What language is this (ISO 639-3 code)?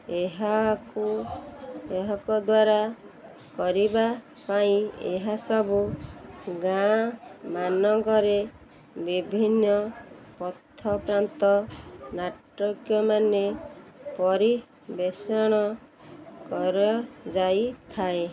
ori